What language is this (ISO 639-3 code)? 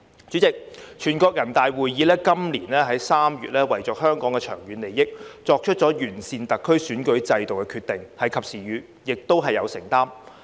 yue